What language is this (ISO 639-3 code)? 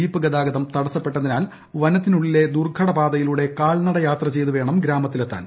mal